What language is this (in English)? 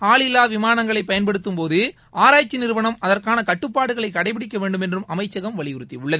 Tamil